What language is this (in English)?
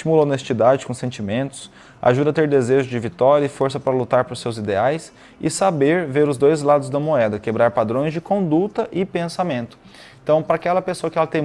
Portuguese